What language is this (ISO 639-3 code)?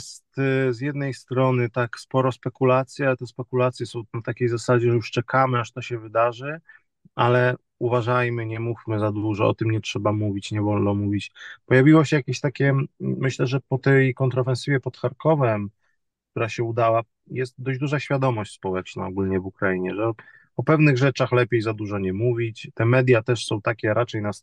pol